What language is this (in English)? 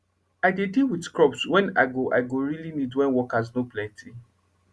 Nigerian Pidgin